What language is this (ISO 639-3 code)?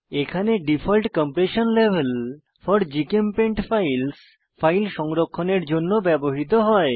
ben